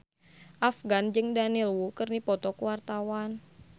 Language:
Sundanese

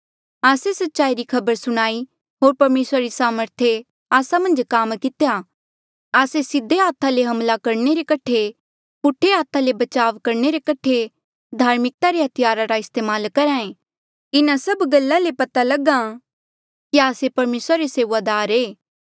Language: Mandeali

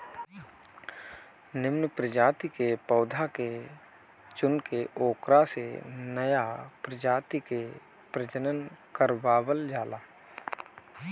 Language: Bhojpuri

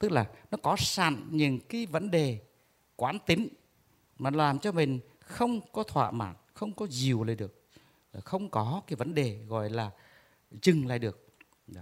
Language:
Vietnamese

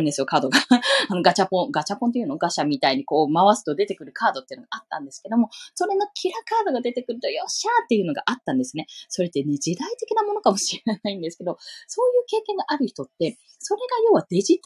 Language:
Japanese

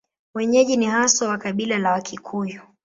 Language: Swahili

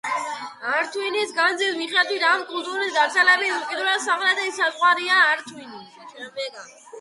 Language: Georgian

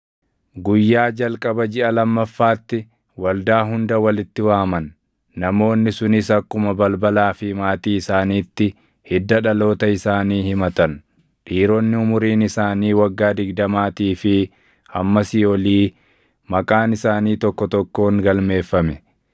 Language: Oromo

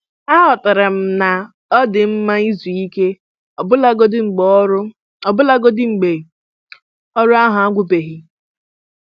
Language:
Igbo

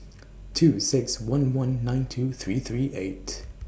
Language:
English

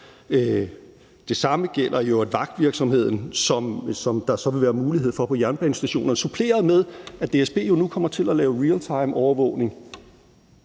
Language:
Danish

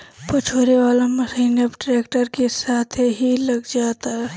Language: Bhojpuri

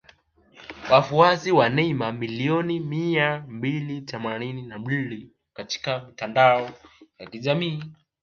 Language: Swahili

